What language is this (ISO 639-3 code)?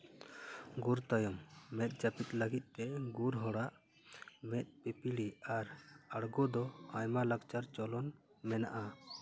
sat